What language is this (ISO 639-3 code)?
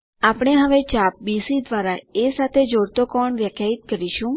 guj